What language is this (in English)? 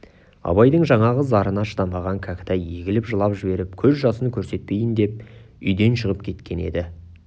Kazakh